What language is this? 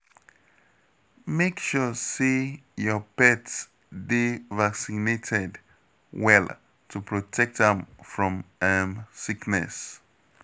Nigerian Pidgin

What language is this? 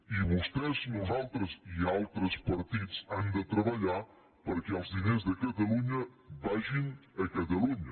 Catalan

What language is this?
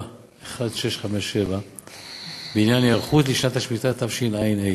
Hebrew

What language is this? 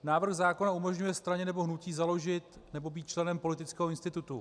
Czech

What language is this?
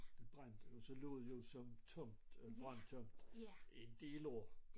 Danish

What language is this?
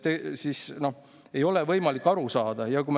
Estonian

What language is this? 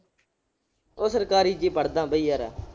Punjabi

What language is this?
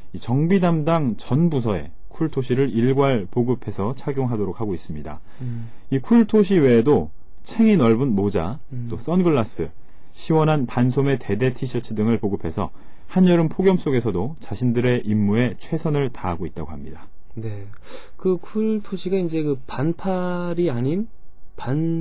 Korean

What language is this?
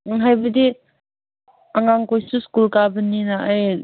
Manipuri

